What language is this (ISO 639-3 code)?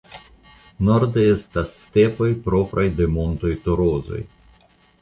epo